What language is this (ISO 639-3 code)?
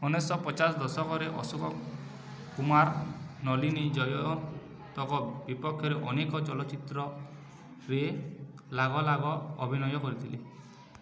ori